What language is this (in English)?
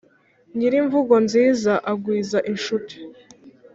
Kinyarwanda